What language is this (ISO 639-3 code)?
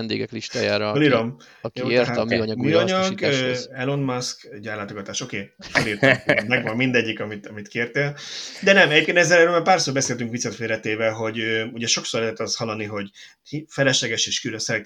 hun